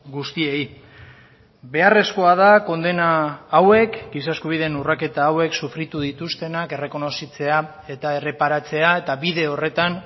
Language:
Basque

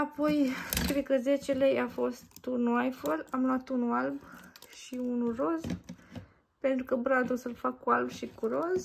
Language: Romanian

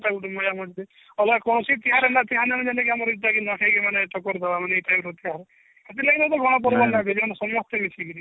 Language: Odia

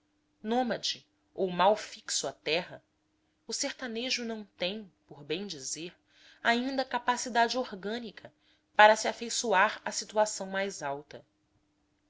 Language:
Portuguese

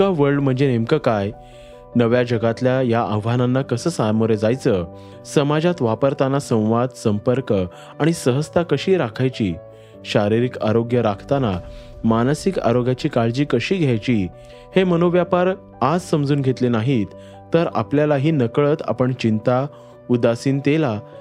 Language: Marathi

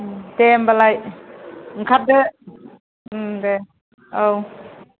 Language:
Bodo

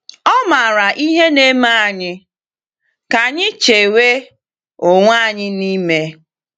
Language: Igbo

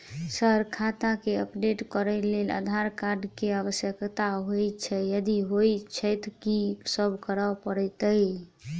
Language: Maithili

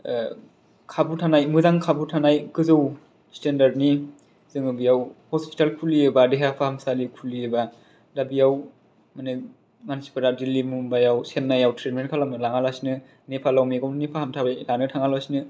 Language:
Bodo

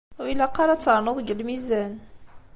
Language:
Kabyle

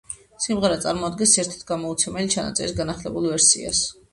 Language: Georgian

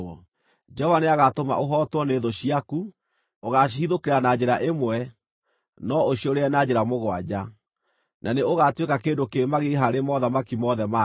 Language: Kikuyu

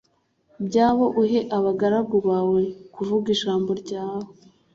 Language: Kinyarwanda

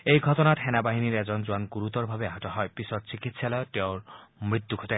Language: Assamese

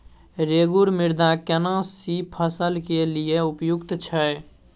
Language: Maithili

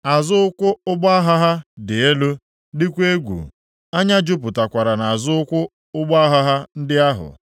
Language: Igbo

